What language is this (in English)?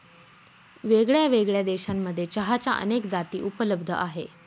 Marathi